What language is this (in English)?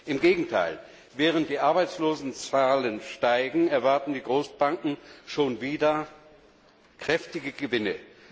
German